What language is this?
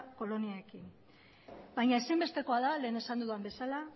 Basque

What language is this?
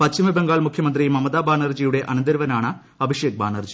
Malayalam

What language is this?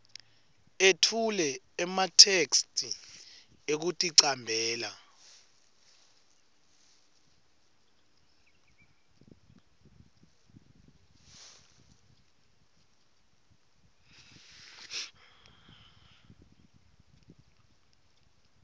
Swati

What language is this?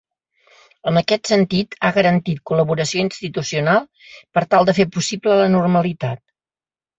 Catalan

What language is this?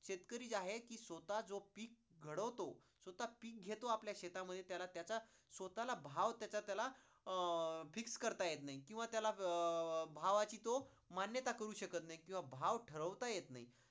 Marathi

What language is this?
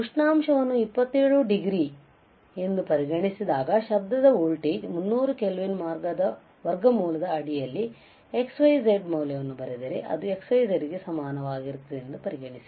Kannada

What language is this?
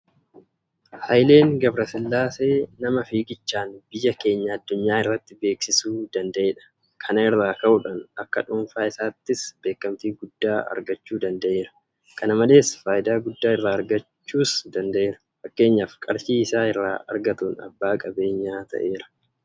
Oromo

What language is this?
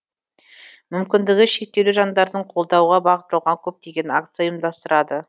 Kazakh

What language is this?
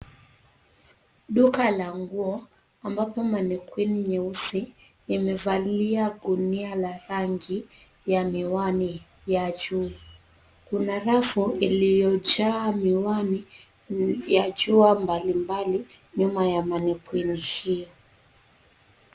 Swahili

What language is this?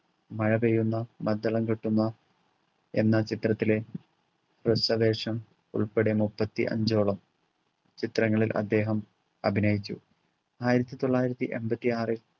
Malayalam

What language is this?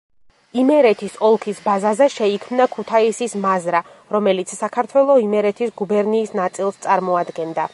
Georgian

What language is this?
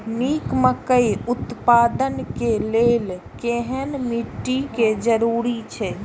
Maithili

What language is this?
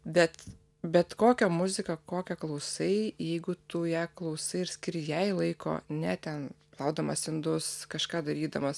Lithuanian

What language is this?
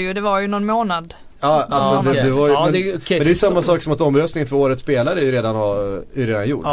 Swedish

